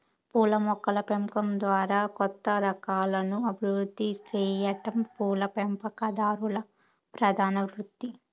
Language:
Telugu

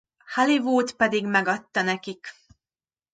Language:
Hungarian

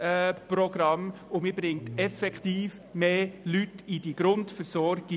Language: Swiss German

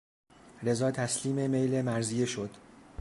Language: Persian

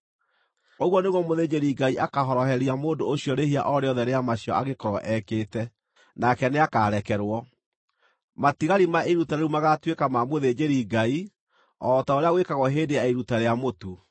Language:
Kikuyu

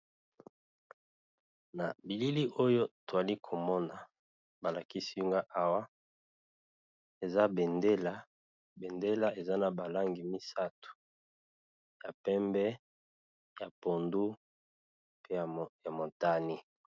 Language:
Lingala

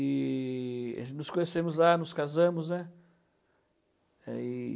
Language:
Portuguese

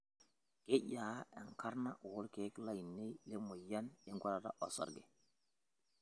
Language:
Masai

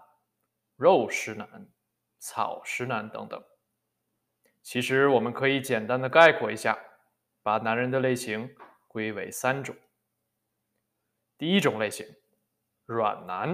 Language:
Chinese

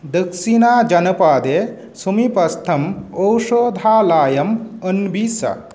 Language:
Sanskrit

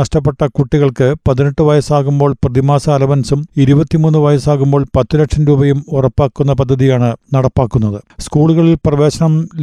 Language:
Malayalam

